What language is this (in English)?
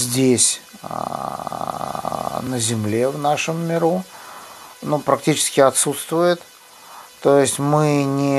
Russian